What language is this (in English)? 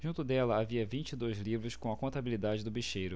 Portuguese